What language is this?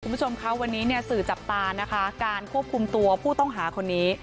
Thai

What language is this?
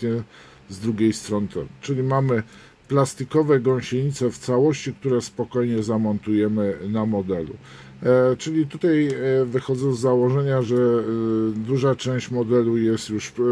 Polish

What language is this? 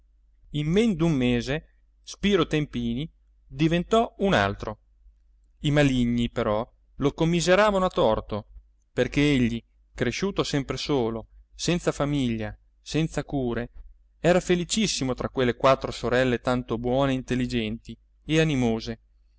Italian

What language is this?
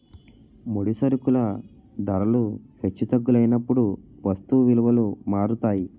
Telugu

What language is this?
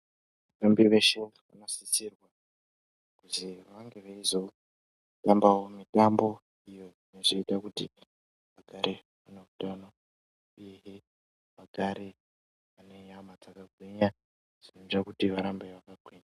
Ndau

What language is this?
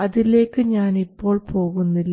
Malayalam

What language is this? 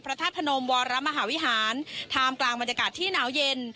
Thai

